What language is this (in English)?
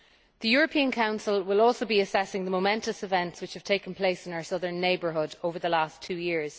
English